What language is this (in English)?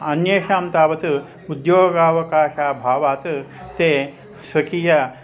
Sanskrit